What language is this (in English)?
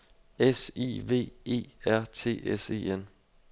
Danish